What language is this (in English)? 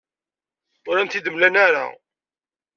Kabyle